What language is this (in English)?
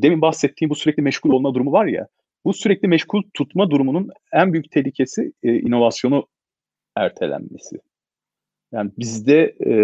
Turkish